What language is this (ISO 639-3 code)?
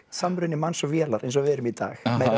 isl